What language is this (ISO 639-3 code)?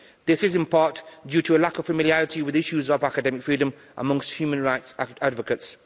eng